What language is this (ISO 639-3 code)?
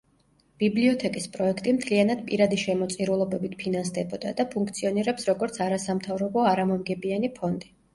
kat